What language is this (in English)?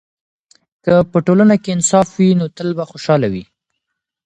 Pashto